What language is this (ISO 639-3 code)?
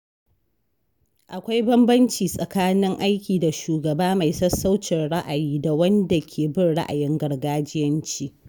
hau